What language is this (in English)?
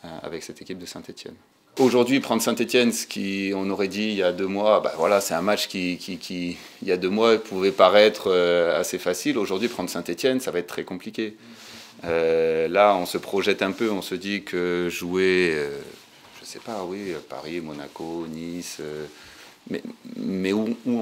French